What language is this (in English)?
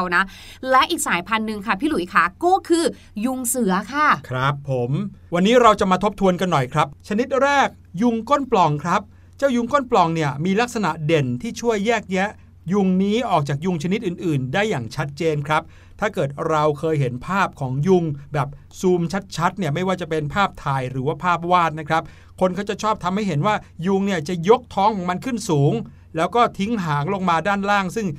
Thai